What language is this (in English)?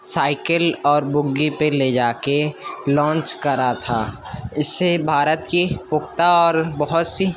Urdu